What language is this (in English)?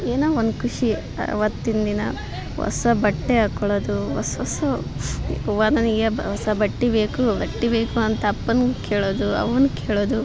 Kannada